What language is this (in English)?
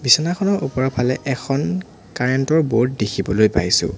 Assamese